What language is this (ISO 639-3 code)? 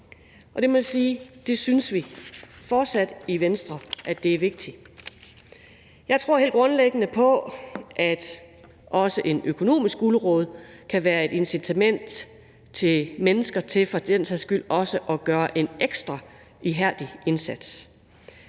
dan